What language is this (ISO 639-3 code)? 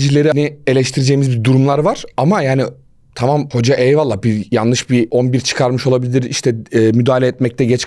tur